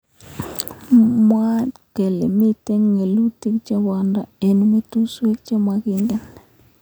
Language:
Kalenjin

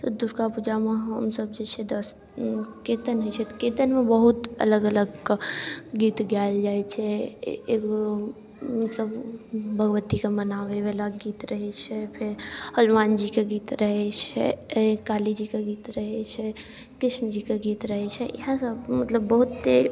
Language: Maithili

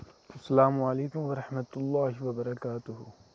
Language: Kashmiri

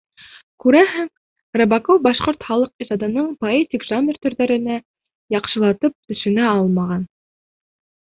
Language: Bashkir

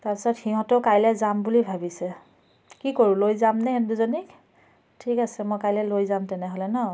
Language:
Assamese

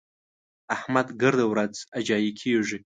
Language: Pashto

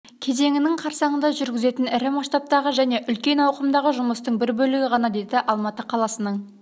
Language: Kazakh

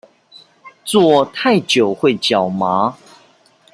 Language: Chinese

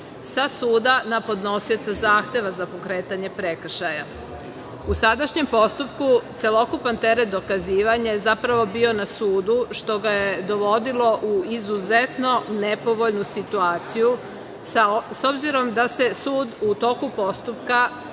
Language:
Serbian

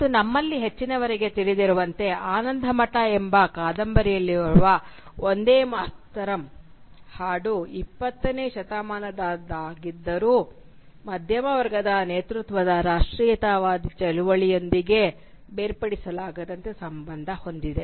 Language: Kannada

